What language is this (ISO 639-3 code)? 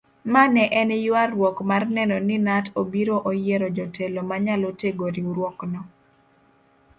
luo